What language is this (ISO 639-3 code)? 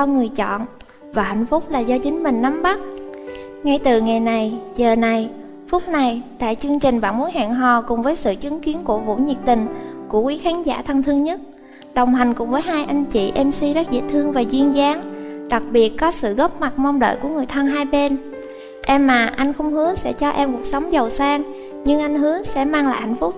vie